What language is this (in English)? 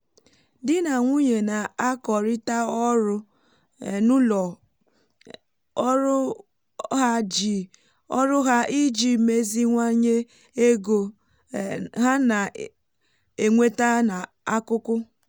Igbo